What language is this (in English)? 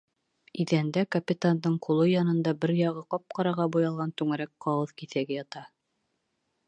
Bashkir